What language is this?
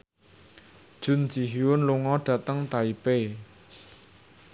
Javanese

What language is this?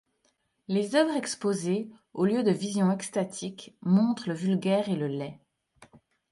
French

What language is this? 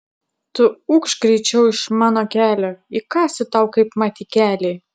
Lithuanian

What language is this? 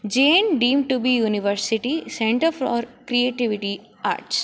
Sanskrit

